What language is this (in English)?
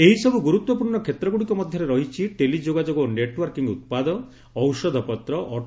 Odia